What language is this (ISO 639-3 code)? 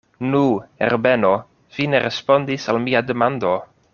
epo